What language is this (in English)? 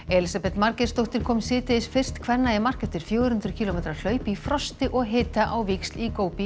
Icelandic